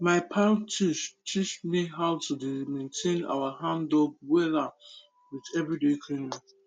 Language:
Nigerian Pidgin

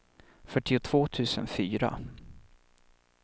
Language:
Swedish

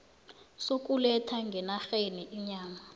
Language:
South Ndebele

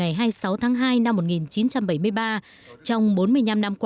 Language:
Vietnamese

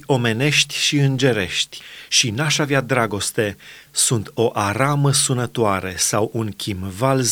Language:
Romanian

